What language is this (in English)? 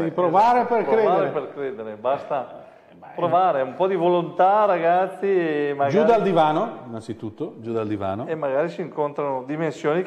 Italian